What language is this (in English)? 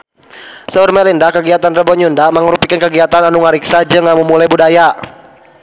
Sundanese